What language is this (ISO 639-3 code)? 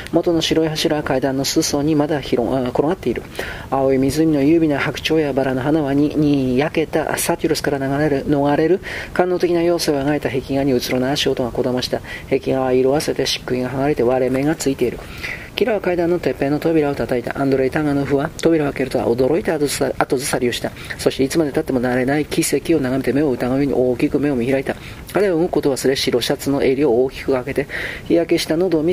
jpn